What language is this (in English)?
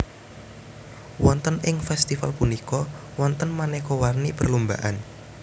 Javanese